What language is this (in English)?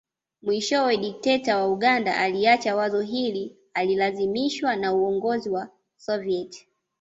Swahili